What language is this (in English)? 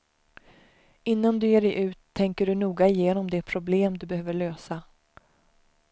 Swedish